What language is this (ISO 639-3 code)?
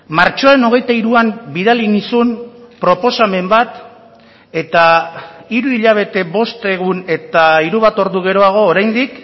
eus